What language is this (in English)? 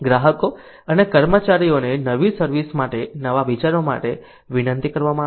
Gujarati